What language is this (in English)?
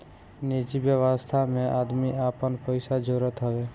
Bhojpuri